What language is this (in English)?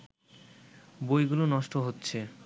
Bangla